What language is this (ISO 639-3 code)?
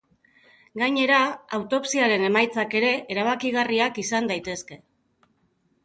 eus